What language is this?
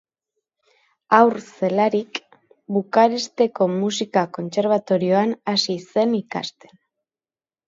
Basque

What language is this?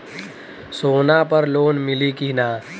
Bhojpuri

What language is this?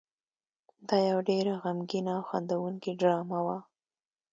Pashto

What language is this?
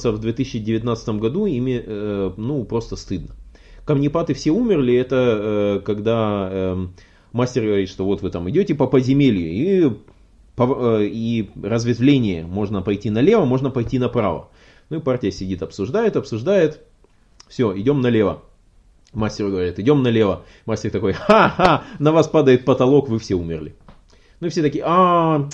Russian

